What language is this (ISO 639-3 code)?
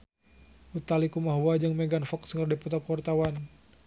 sun